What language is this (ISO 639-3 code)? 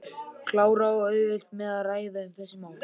isl